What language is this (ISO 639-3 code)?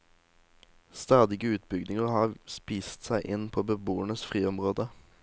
nor